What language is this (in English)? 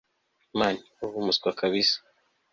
Kinyarwanda